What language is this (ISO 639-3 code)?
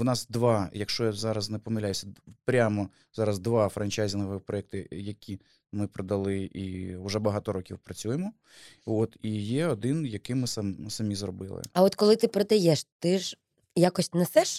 ukr